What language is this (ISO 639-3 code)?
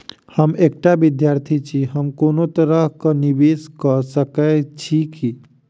mai